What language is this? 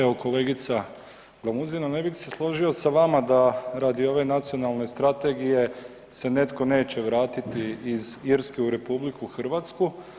Croatian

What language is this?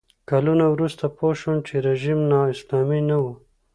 Pashto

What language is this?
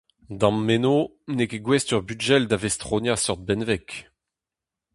Breton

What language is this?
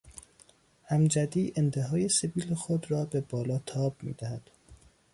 Persian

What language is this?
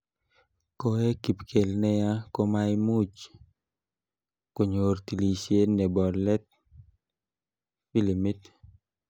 Kalenjin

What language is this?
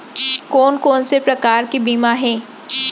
Chhattisgarhi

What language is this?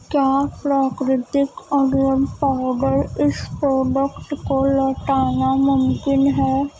Urdu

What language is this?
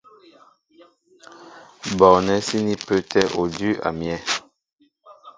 Mbo (Cameroon)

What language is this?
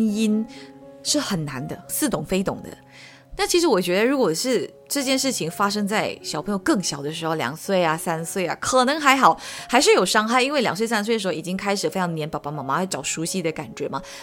Chinese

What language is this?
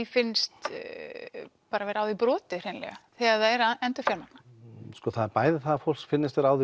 Icelandic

